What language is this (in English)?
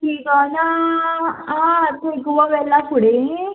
Konkani